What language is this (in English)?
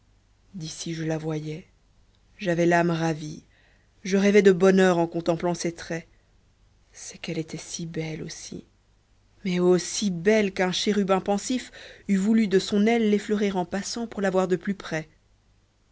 French